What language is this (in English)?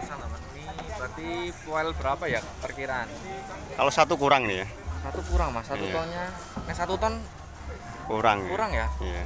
Indonesian